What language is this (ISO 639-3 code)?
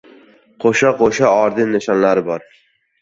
uzb